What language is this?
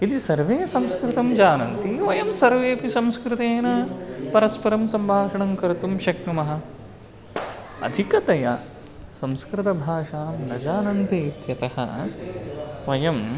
Sanskrit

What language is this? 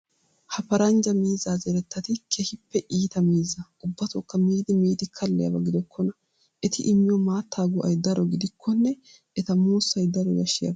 Wolaytta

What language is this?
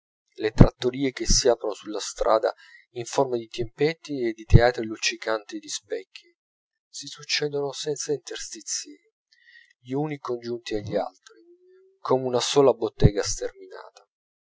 Italian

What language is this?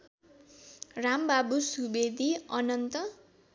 Nepali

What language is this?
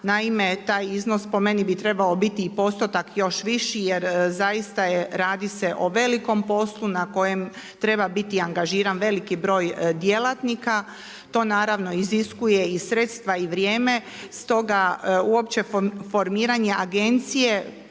Croatian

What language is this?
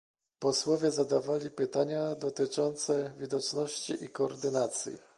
Polish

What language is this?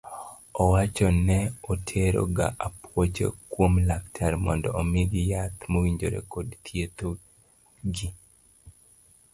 Luo (Kenya and Tanzania)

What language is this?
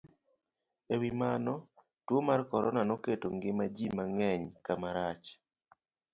Luo (Kenya and Tanzania)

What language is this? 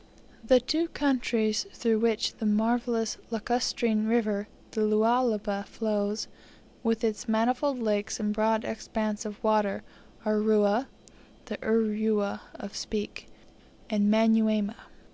English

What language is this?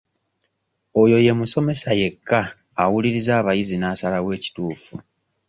Ganda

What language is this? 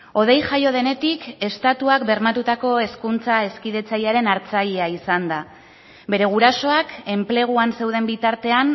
Basque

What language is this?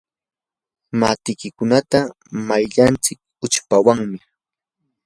Yanahuanca Pasco Quechua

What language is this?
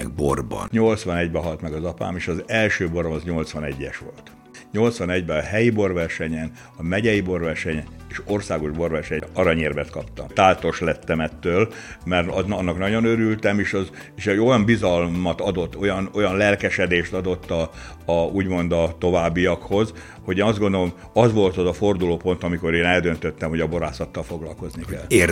Hungarian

